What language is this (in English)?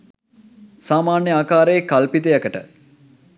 Sinhala